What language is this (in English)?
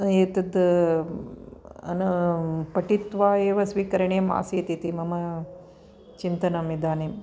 Sanskrit